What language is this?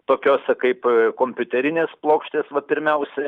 Lithuanian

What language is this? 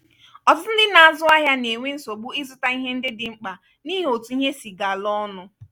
Igbo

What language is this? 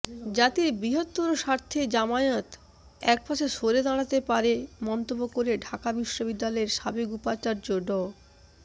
Bangla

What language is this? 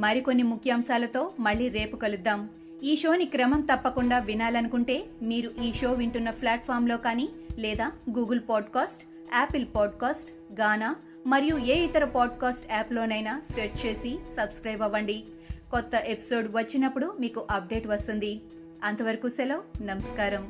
Telugu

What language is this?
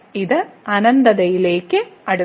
Malayalam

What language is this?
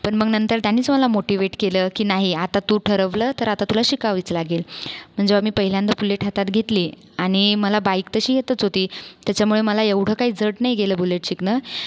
Marathi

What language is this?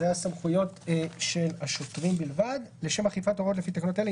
Hebrew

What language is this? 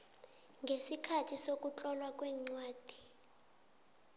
South Ndebele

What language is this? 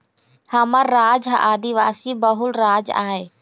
Chhattisgarhi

